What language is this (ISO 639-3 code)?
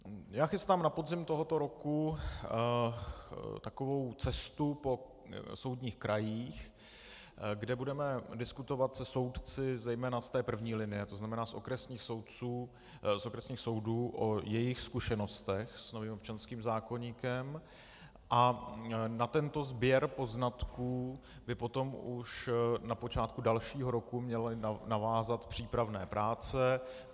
ces